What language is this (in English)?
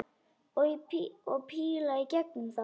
Icelandic